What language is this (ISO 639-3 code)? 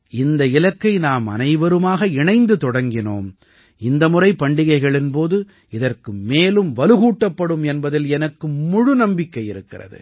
tam